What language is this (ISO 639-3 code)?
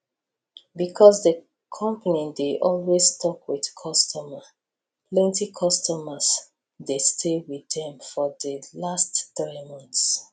pcm